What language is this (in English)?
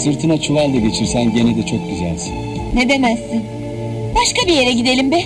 Turkish